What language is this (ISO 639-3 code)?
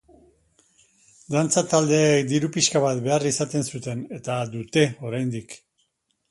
eus